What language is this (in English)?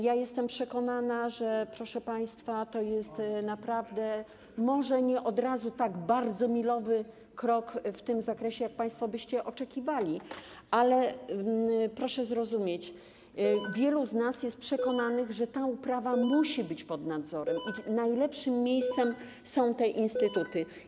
Polish